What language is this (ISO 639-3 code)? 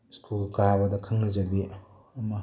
mni